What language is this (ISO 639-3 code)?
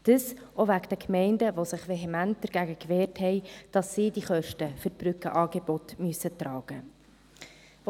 gsw